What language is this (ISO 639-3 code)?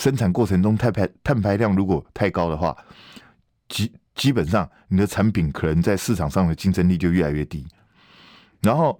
zho